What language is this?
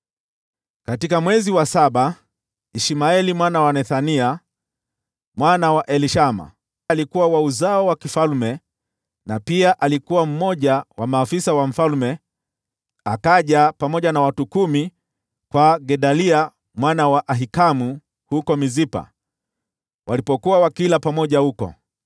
Swahili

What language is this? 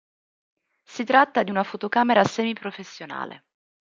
Italian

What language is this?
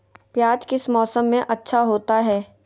Magahi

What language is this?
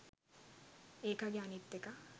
Sinhala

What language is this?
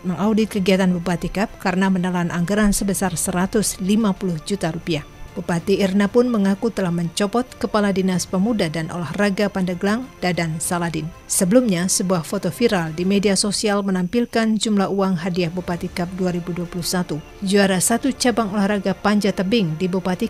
Indonesian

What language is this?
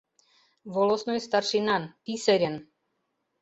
Mari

